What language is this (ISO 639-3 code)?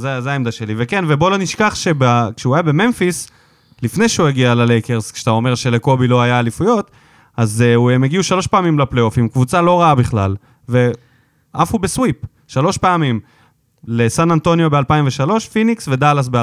heb